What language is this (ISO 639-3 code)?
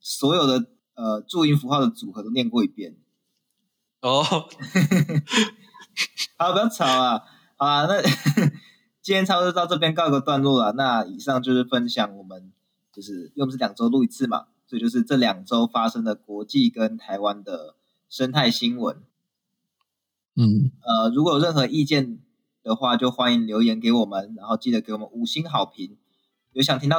zho